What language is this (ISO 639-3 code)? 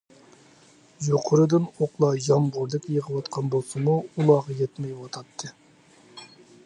uig